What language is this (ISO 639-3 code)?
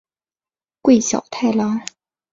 zho